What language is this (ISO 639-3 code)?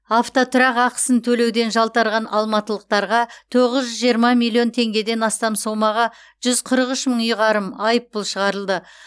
kaz